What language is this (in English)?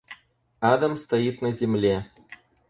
Russian